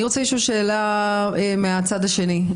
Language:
Hebrew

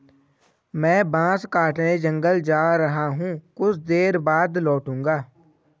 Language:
Hindi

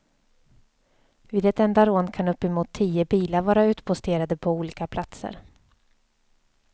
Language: Swedish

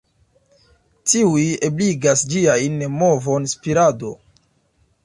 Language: Esperanto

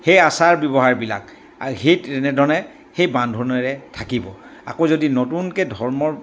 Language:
Assamese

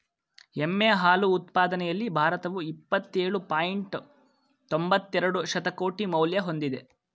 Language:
Kannada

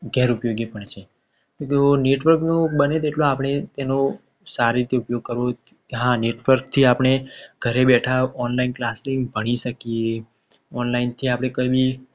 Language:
Gujarati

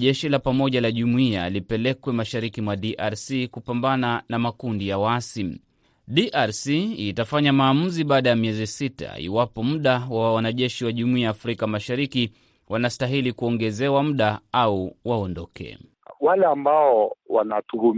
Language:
Swahili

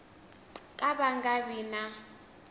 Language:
Tsonga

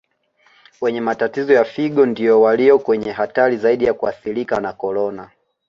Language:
Swahili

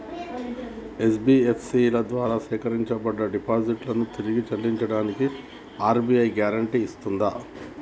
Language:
Telugu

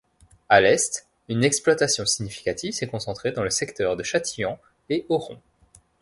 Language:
French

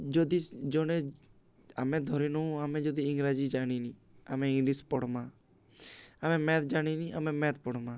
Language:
Odia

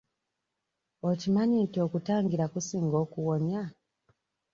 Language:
Ganda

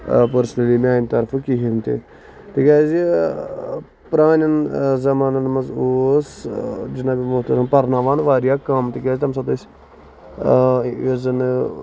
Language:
Kashmiri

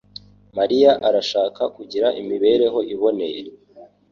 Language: Kinyarwanda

